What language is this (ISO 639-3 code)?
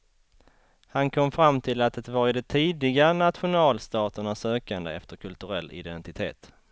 swe